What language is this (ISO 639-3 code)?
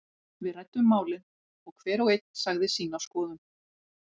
isl